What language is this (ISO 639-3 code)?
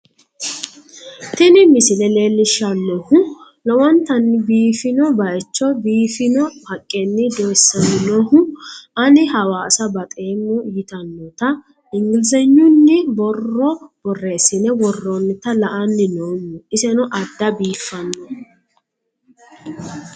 sid